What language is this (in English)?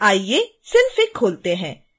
Hindi